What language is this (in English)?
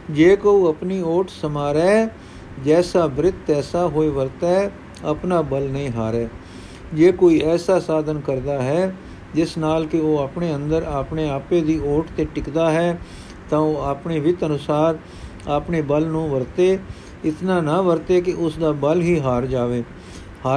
Punjabi